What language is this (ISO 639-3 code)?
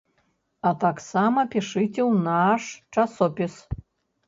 bel